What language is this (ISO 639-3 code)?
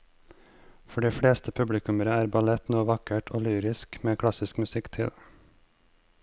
nor